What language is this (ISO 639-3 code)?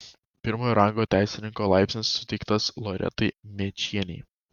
lit